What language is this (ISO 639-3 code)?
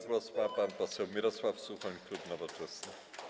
pol